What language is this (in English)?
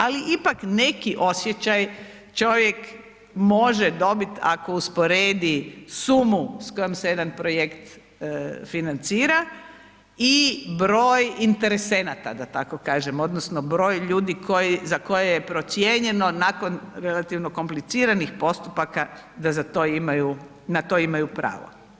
Croatian